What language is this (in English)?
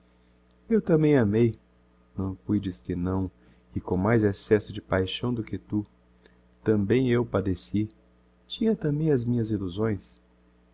Portuguese